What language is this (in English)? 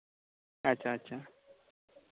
Santali